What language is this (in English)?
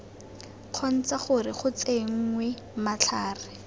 Tswana